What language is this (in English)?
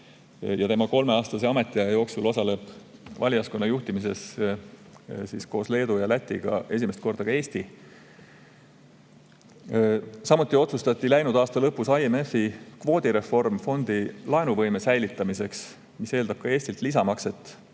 Estonian